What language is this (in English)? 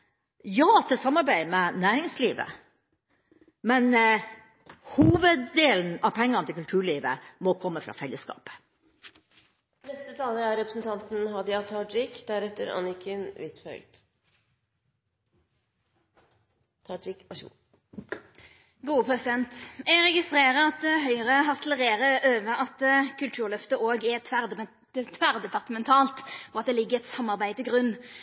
Norwegian